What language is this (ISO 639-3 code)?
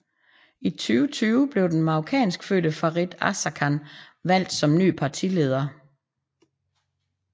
dan